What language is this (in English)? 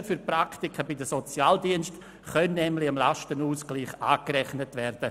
Swiss German